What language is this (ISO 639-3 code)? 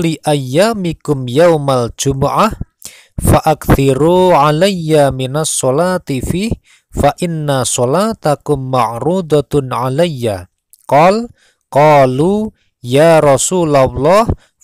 ind